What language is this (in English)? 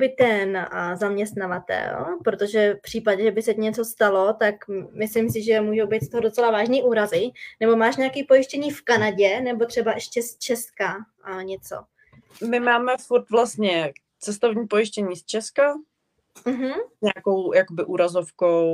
Czech